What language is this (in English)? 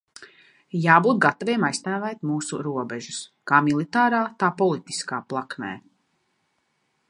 Latvian